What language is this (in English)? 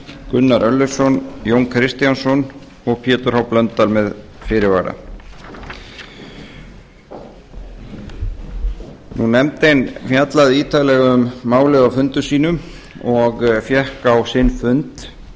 Icelandic